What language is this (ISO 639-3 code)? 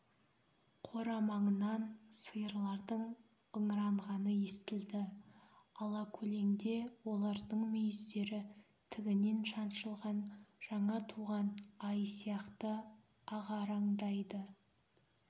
kaz